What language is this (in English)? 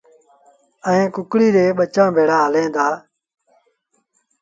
Sindhi Bhil